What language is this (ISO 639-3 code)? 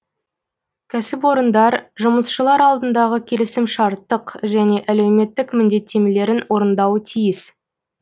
kaz